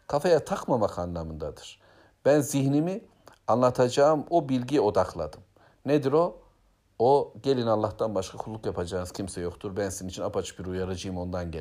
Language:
Turkish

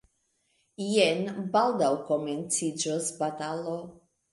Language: Esperanto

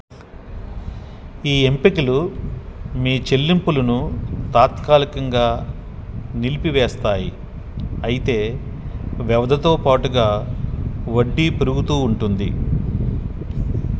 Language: Telugu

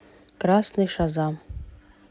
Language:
Russian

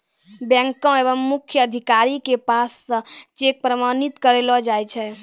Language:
Maithili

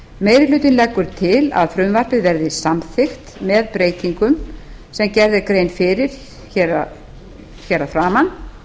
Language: Icelandic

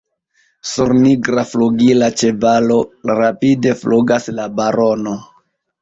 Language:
Esperanto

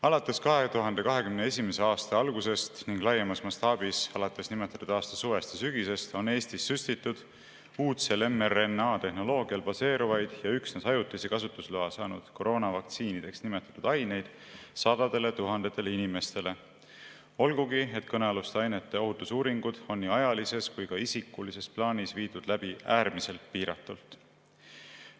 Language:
Estonian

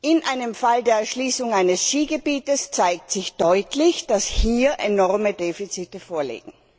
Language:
German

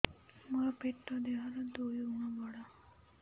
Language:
Odia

